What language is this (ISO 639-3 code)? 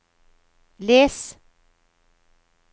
nor